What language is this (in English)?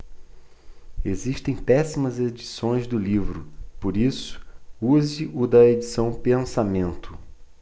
Portuguese